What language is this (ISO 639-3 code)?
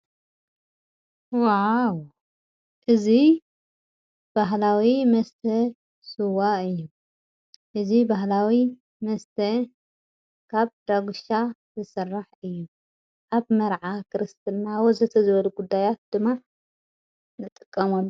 tir